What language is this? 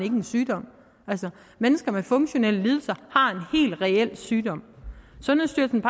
Danish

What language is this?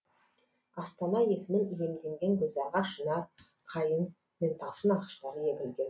Kazakh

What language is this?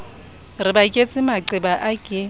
Southern Sotho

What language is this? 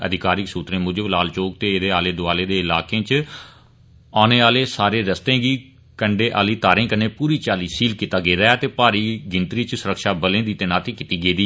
Dogri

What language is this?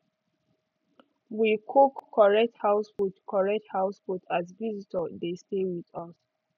Nigerian Pidgin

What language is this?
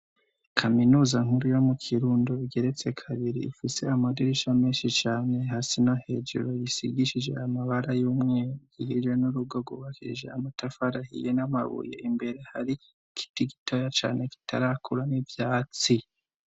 Rundi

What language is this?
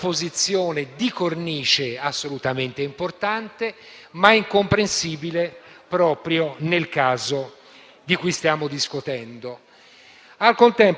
Italian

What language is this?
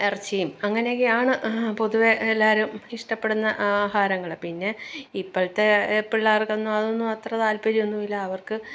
Malayalam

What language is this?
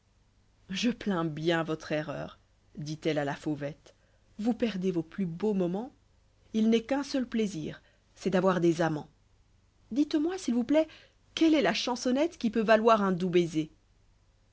French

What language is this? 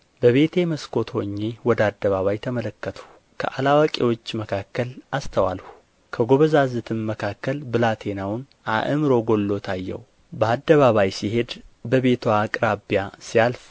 Amharic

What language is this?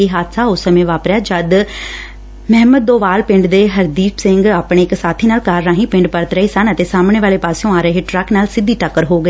Punjabi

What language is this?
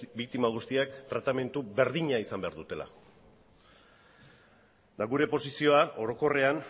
Basque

